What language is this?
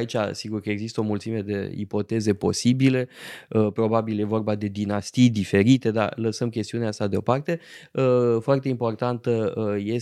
Romanian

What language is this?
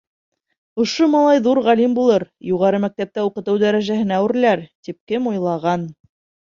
Bashkir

